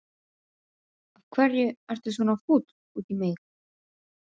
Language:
Icelandic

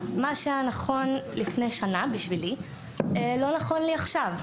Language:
Hebrew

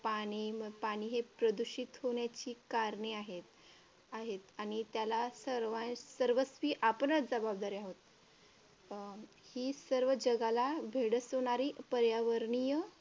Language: Marathi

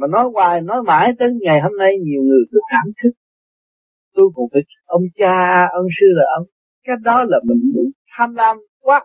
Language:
Vietnamese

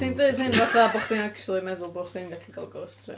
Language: Welsh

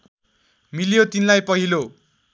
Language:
Nepali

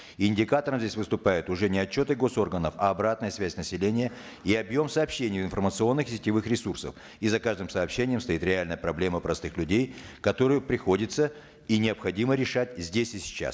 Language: Kazakh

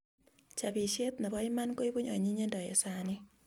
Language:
Kalenjin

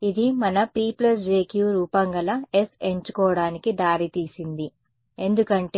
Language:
Telugu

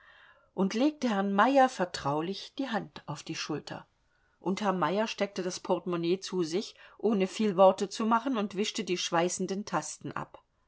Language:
German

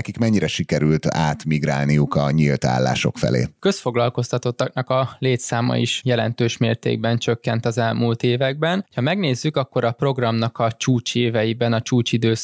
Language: Hungarian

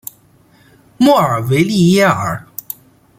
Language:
Chinese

